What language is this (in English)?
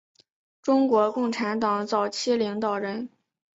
Chinese